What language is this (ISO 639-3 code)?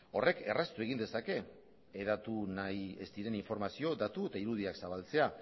eus